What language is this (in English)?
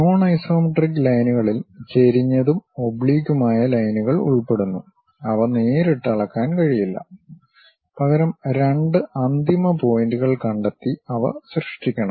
Malayalam